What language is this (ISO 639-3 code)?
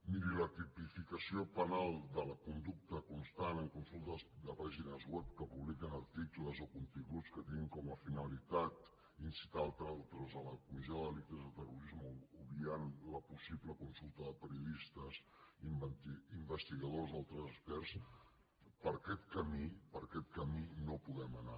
cat